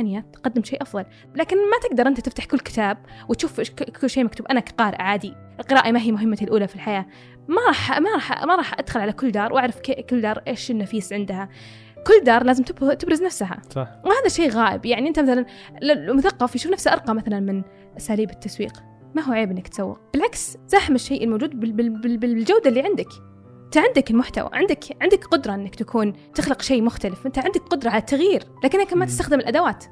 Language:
Arabic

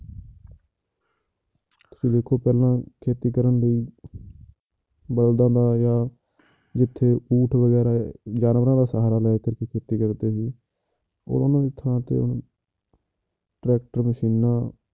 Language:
Punjabi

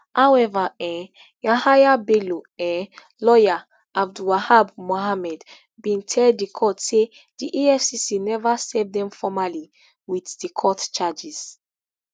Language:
Nigerian Pidgin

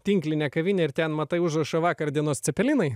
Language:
Lithuanian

